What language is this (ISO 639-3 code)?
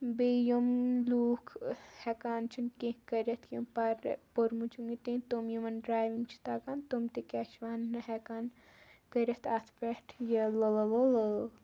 kas